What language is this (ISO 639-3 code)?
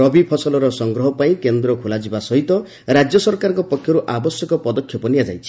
ori